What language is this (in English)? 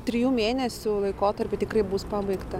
Lithuanian